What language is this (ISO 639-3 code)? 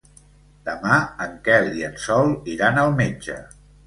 cat